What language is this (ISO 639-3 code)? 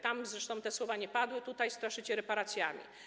pol